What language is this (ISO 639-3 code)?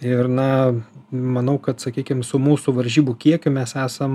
lit